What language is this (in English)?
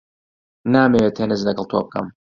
Central Kurdish